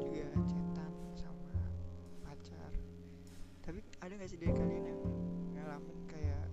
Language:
Indonesian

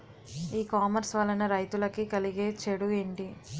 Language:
Telugu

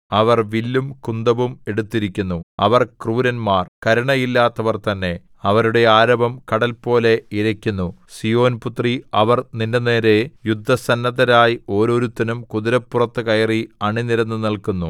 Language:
Malayalam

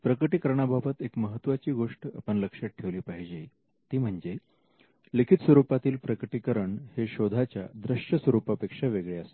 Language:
Marathi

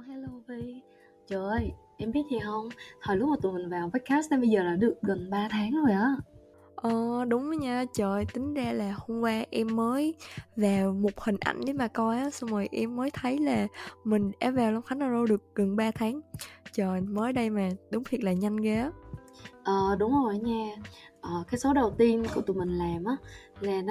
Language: Vietnamese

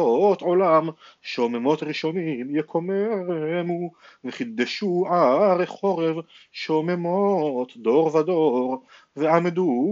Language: Hebrew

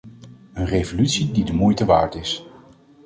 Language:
Dutch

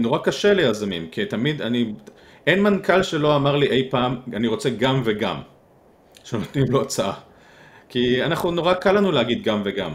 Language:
Hebrew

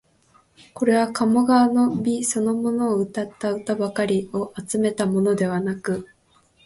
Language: Japanese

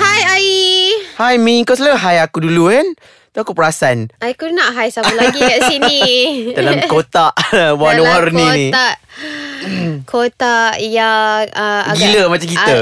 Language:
Malay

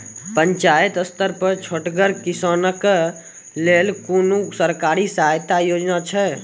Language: Maithili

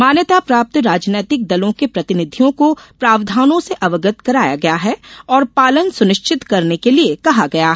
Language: Hindi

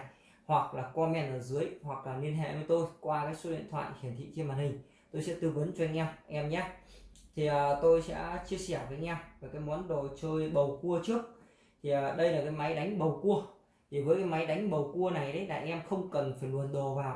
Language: Vietnamese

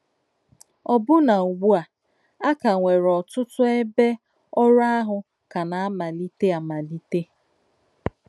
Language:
Igbo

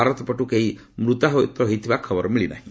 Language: Odia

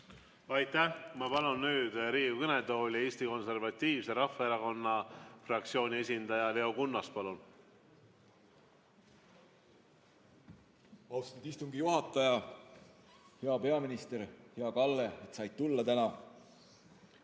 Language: Estonian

